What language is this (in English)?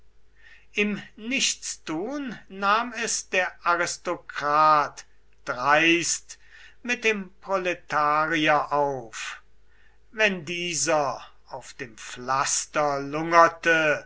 German